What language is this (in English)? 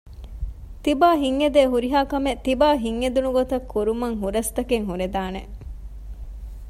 Divehi